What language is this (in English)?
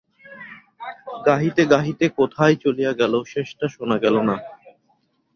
Bangla